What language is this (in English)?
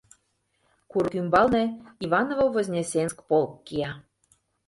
Mari